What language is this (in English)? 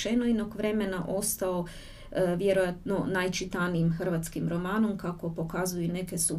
Croatian